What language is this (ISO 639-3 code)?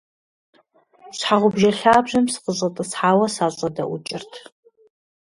kbd